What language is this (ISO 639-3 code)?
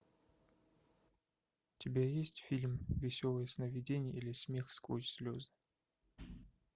rus